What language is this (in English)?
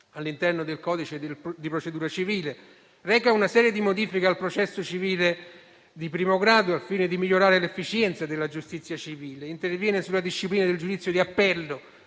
Italian